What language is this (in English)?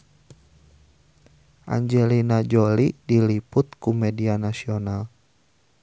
Sundanese